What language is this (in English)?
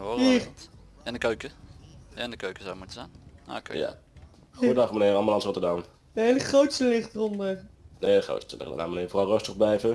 Dutch